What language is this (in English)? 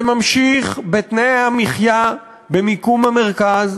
Hebrew